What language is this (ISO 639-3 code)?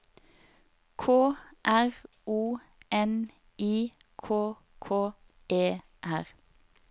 nor